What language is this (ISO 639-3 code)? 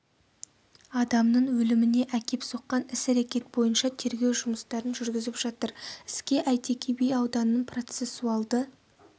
kaz